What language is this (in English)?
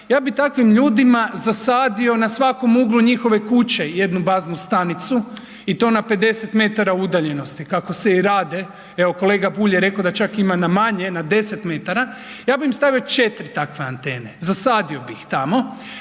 Croatian